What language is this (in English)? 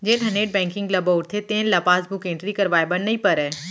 Chhattisgarhi